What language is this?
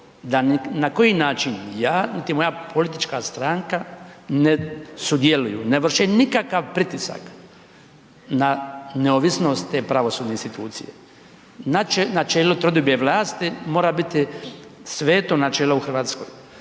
Croatian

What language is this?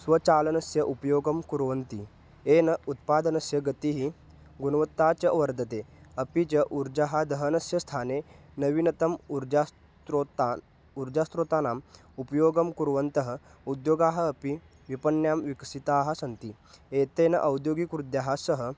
Sanskrit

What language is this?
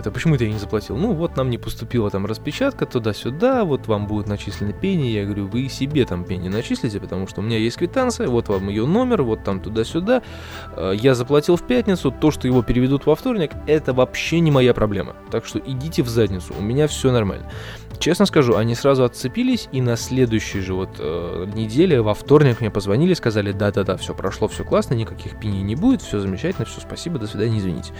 Russian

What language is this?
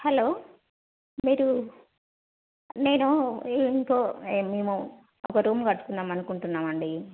Telugu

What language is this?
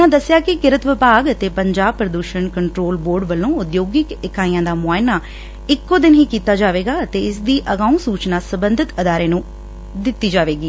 Punjabi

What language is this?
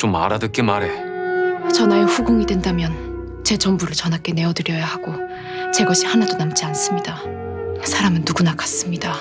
Korean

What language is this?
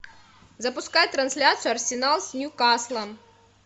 Russian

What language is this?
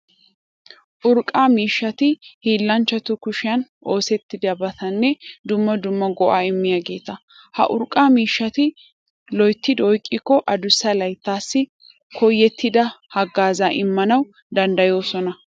Wolaytta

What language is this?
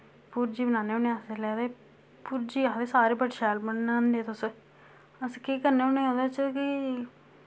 Dogri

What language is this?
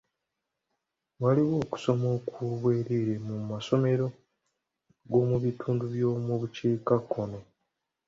Ganda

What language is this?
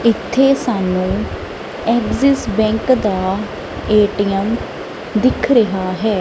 Punjabi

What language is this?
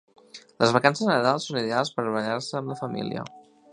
Catalan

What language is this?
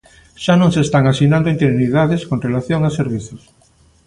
Galician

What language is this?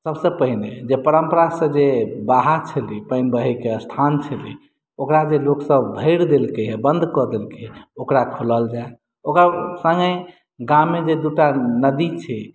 Maithili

